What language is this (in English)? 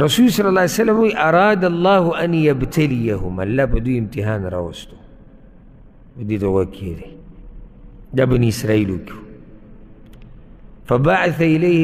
Arabic